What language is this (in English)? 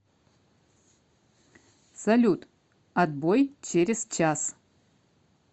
Russian